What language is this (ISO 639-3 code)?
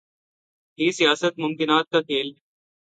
urd